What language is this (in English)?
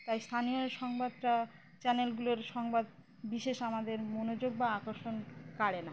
Bangla